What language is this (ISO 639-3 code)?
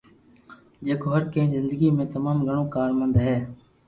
lrk